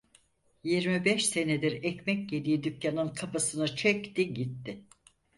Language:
Turkish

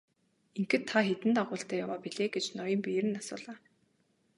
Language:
Mongolian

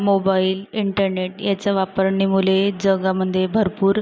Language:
Marathi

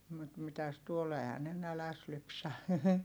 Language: Finnish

